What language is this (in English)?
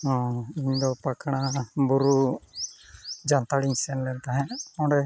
Santali